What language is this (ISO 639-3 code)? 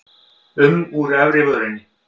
isl